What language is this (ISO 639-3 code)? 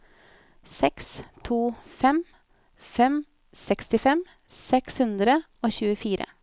nor